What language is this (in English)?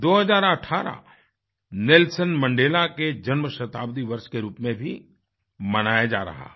Hindi